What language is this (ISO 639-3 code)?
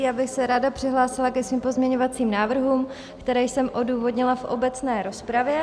ces